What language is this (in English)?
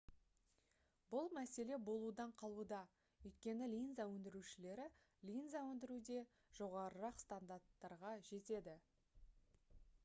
Kazakh